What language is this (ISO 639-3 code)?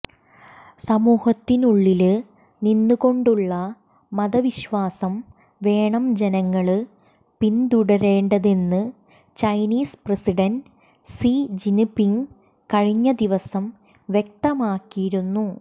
mal